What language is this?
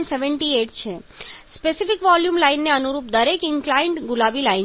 Gujarati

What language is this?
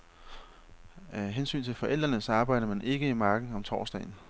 Danish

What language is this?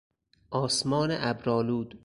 Persian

